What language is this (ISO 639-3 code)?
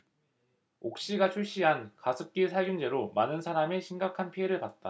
kor